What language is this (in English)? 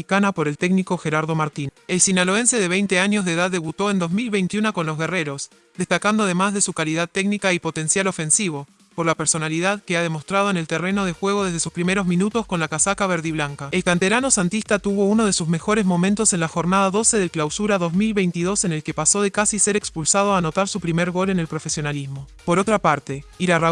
Spanish